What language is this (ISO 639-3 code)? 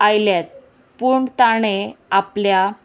kok